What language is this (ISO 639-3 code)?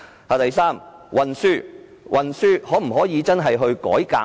yue